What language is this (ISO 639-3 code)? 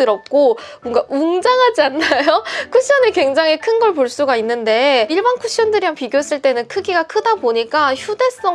kor